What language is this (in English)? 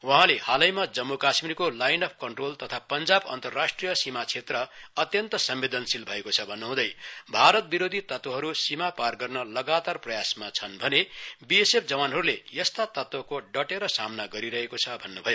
Nepali